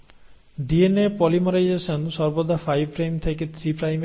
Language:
Bangla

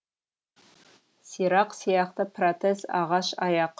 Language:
Kazakh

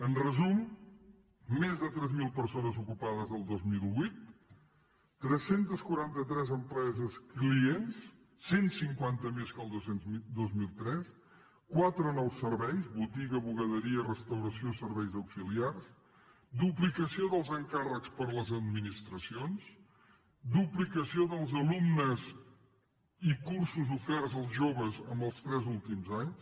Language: Catalan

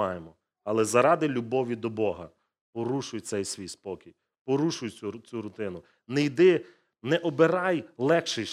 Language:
Ukrainian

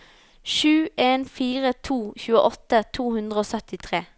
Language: Norwegian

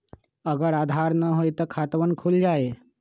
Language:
Magahi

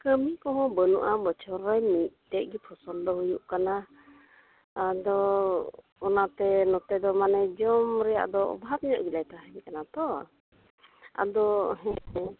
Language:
Santali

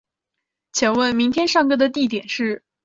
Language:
Chinese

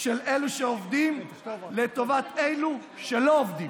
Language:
Hebrew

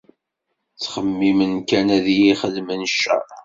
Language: Kabyle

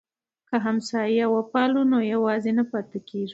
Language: Pashto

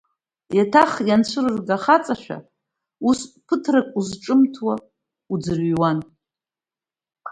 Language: Abkhazian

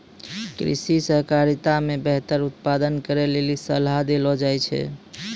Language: Maithili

